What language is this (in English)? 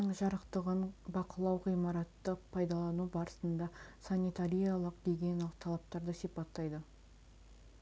Kazakh